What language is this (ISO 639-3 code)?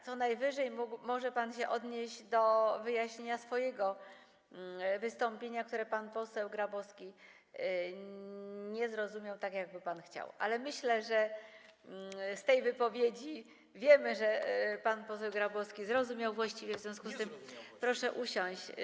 pol